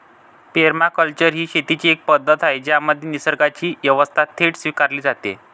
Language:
Marathi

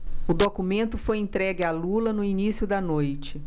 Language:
Portuguese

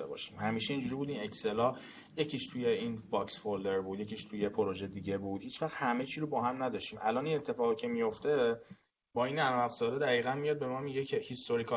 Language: Persian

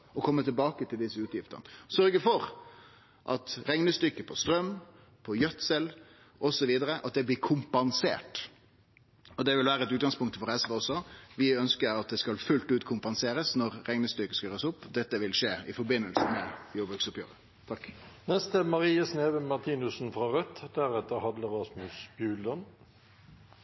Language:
Norwegian Nynorsk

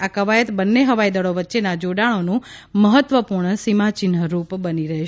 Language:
Gujarati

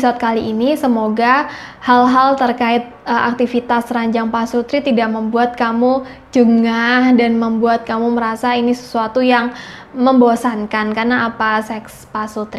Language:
Indonesian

